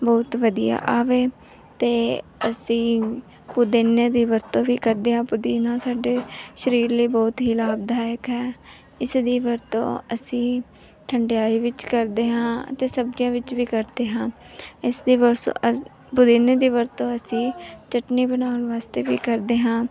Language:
Punjabi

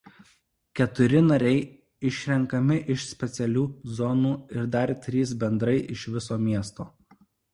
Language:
Lithuanian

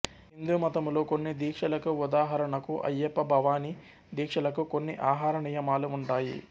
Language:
Telugu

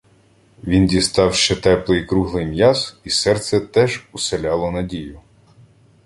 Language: Ukrainian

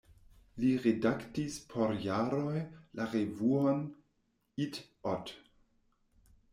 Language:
Esperanto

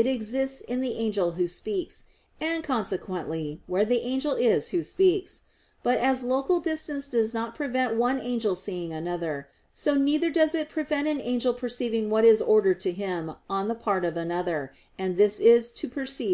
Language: English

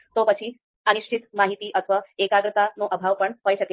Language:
Gujarati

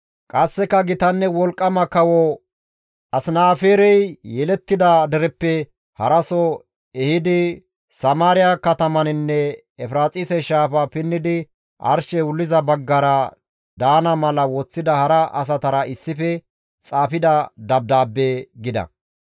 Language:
Gamo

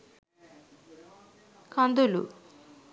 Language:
Sinhala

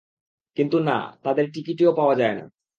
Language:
Bangla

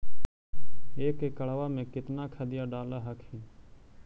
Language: Magahi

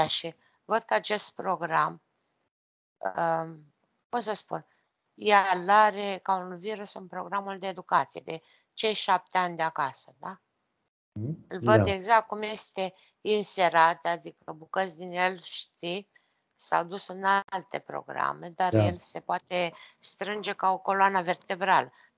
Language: Romanian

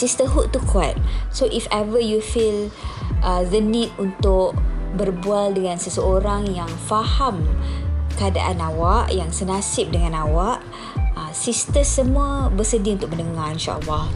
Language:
Malay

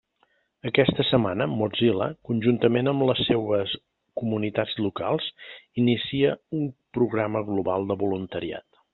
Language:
Catalan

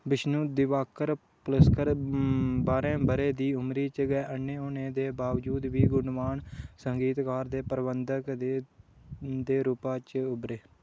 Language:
Dogri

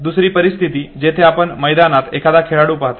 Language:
Marathi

